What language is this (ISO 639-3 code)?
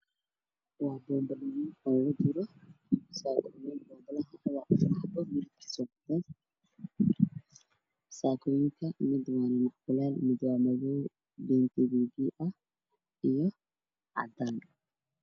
som